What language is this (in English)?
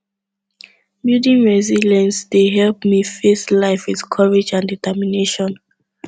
Nigerian Pidgin